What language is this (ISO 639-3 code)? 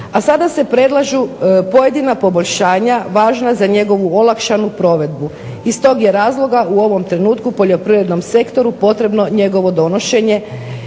hrv